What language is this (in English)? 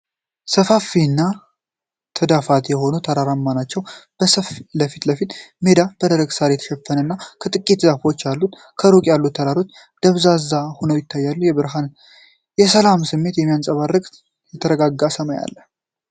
Amharic